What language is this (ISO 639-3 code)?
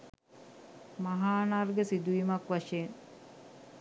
sin